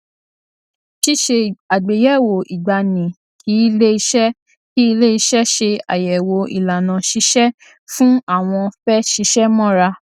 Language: Yoruba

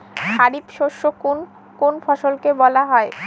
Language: Bangla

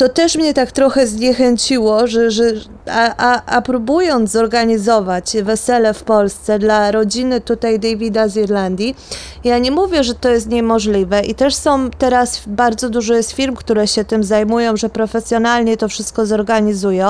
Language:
Polish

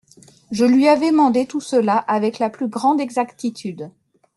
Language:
French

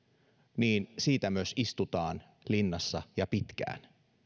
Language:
Finnish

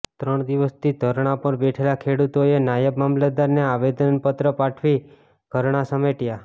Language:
Gujarati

